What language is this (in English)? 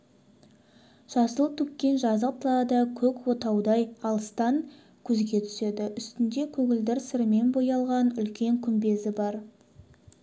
Kazakh